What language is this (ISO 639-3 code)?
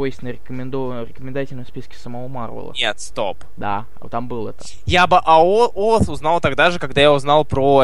rus